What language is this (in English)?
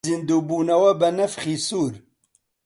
Central Kurdish